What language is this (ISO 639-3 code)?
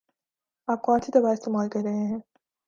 urd